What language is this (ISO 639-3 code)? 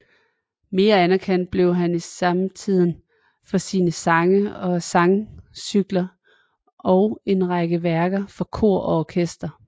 dan